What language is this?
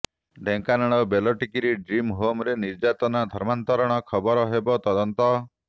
Odia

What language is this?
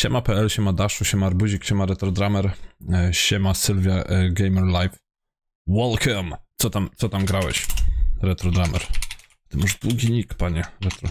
Polish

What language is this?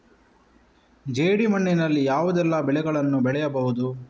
Kannada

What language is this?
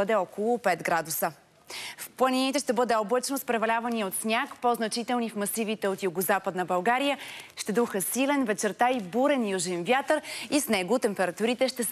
Bulgarian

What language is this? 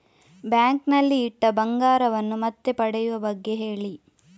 Kannada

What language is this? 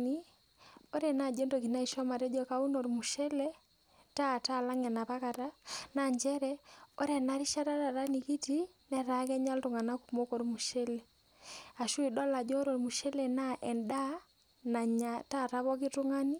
Masai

